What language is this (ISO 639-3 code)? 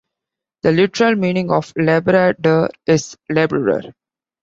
eng